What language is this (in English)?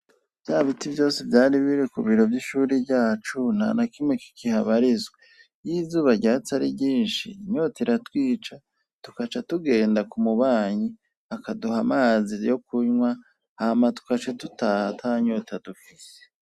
Rundi